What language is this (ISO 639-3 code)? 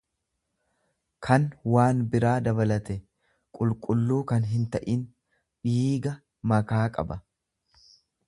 orm